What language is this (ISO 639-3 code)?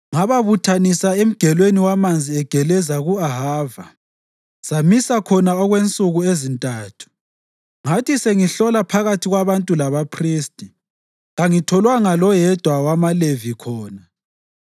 nde